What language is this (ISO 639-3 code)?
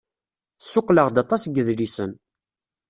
kab